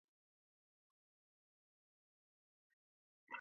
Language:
Kalenjin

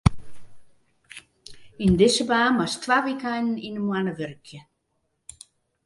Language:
Western Frisian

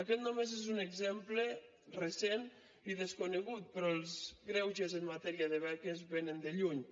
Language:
Catalan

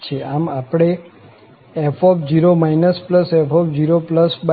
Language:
Gujarati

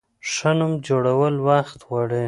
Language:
Pashto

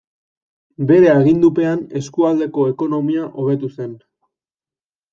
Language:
Basque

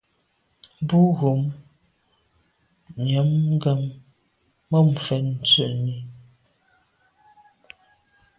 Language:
Medumba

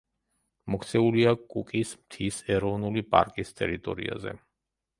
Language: Georgian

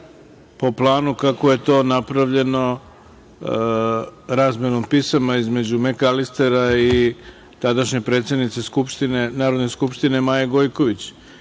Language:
Serbian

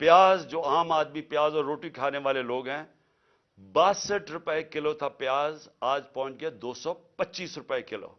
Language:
Urdu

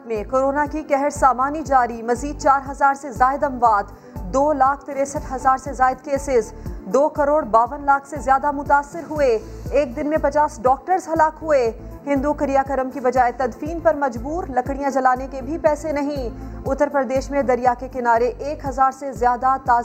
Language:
Urdu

